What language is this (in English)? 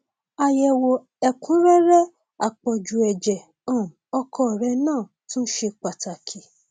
Yoruba